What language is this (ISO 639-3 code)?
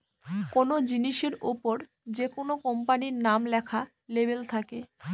ben